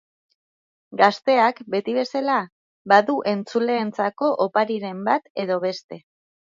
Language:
Basque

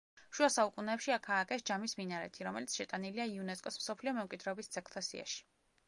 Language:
Georgian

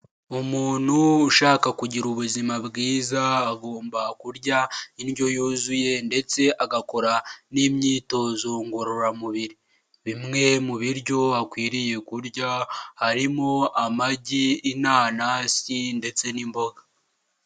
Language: Kinyarwanda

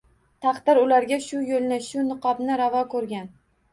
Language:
Uzbek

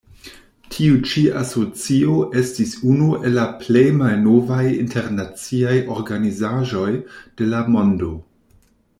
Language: Esperanto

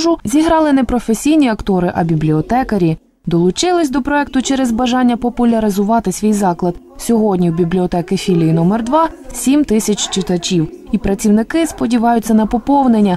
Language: Ukrainian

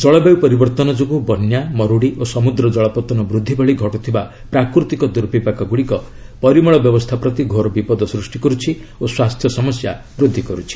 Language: Odia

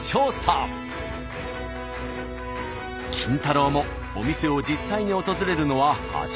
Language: Japanese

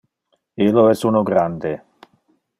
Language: Interlingua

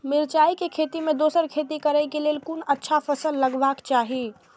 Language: Maithili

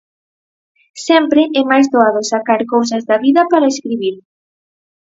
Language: Galician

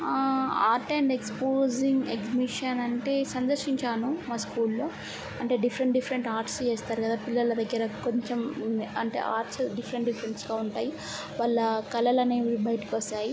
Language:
Telugu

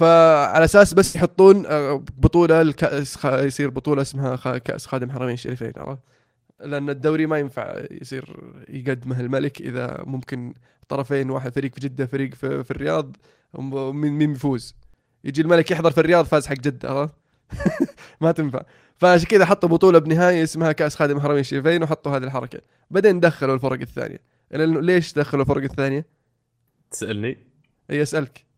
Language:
Arabic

